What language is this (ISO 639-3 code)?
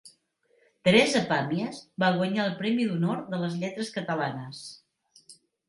cat